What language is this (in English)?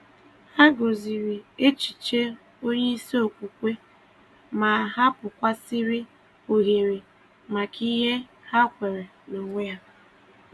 Igbo